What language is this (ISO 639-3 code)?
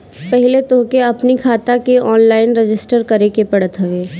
bho